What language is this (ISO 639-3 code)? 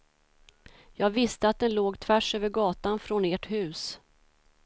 swe